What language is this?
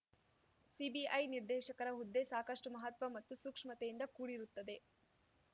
Kannada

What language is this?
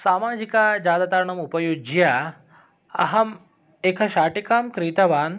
Sanskrit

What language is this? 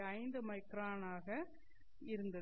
Tamil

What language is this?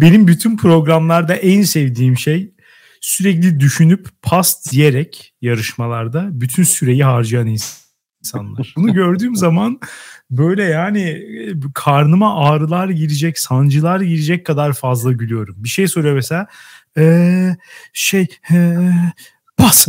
Turkish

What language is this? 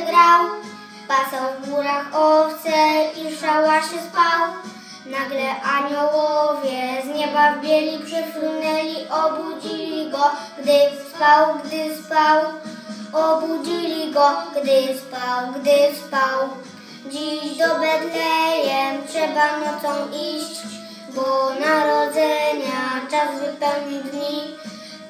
Polish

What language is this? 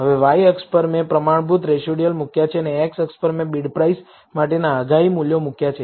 Gujarati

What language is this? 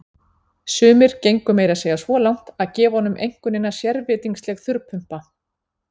Icelandic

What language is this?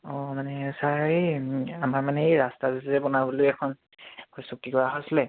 Assamese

